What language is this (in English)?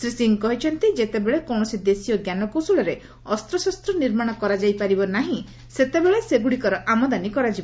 Odia